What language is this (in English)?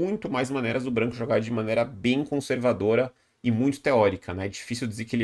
Portuguese